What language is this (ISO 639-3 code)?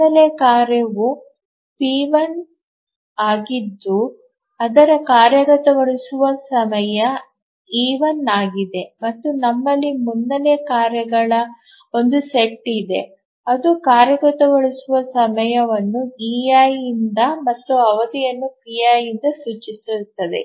kan